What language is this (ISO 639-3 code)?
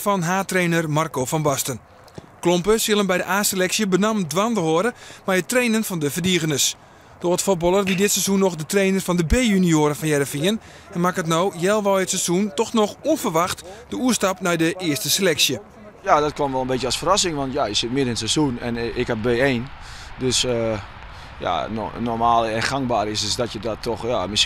nld